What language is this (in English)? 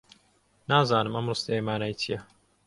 Central Kurdish